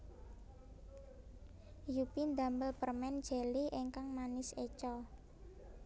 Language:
Javanese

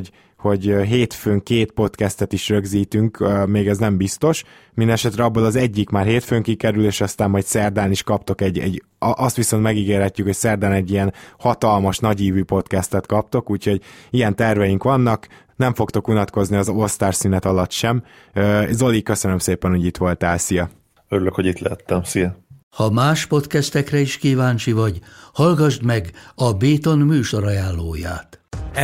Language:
Hungarian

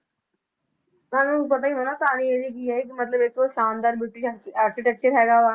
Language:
Punjabi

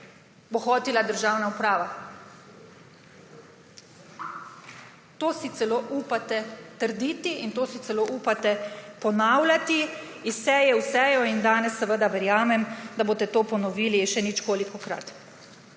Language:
Slovenian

